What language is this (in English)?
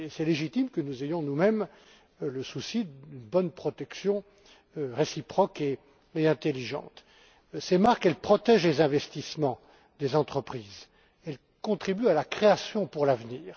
French